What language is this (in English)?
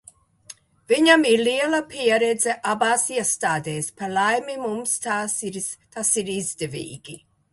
Latvian